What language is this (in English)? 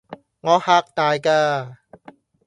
Cantonese